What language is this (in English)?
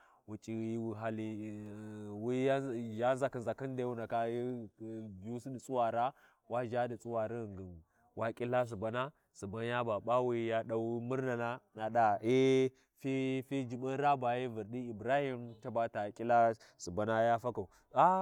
Warji